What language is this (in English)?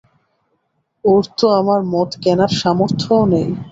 Bangla